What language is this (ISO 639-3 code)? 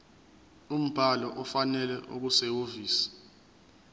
zul